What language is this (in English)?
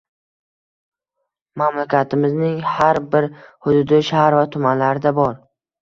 Uzbek